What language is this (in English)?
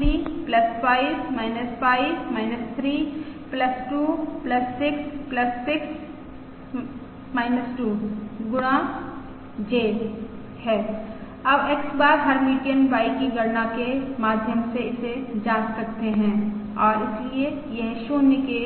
Hindi